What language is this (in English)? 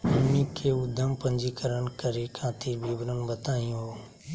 Magahi